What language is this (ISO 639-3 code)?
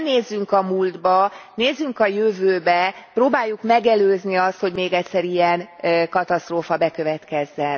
hun